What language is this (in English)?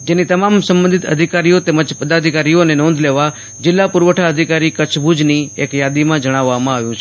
Gujarati